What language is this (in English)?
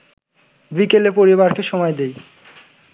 Bangla